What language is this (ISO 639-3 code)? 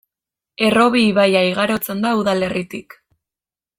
eus